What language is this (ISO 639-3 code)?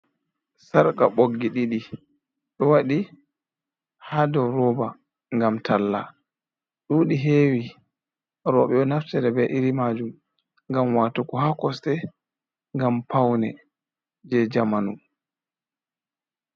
ful